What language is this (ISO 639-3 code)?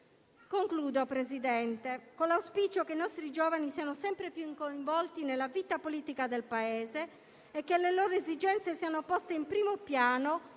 ita